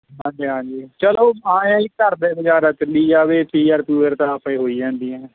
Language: Punjabi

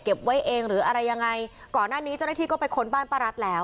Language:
Thai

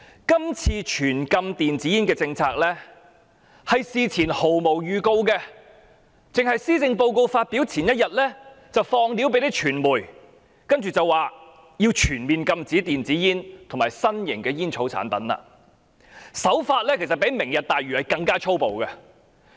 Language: Cantonese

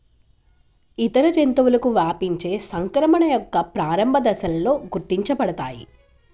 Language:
Telugu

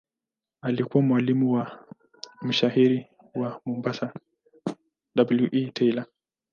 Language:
Swahili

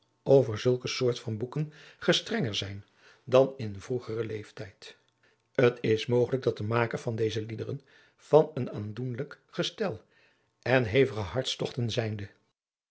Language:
Dutch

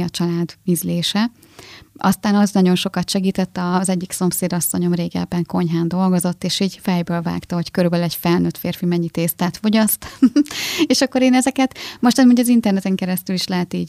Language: Hungarian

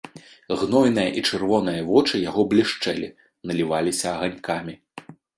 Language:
Belarusian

